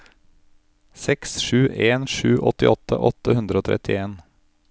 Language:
Norwegian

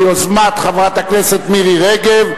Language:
Hebrew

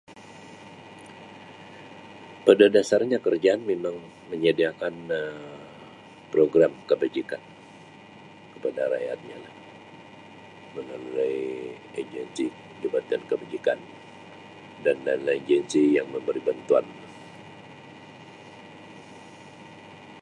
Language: Sabah Malay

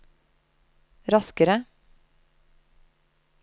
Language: Norwegian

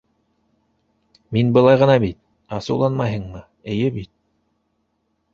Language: Bashkir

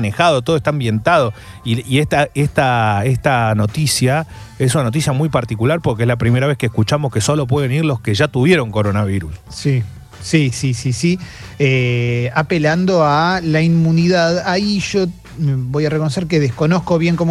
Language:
Spanish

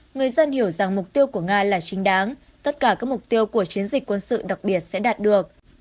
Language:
Vietnamese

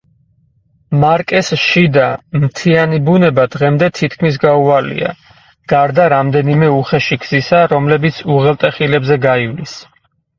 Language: Georgian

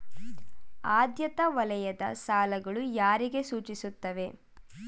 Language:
Kannada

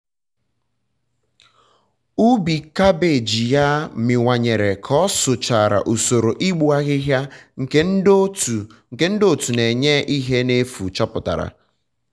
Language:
Igbo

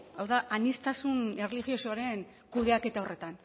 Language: Basque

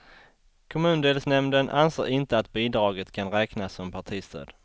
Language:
Swedish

